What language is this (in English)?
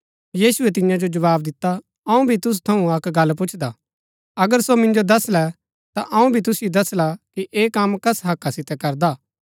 Gaddi